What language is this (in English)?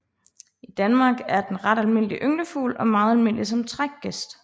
Danish